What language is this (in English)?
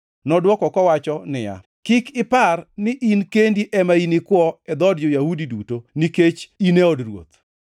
Luo (Kenya and Tanzania)